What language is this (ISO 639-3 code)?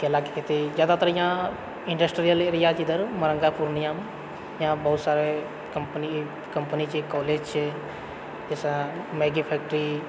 mai